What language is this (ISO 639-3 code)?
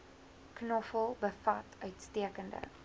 afr